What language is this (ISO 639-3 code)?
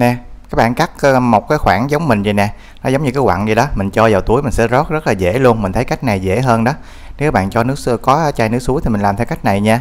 vie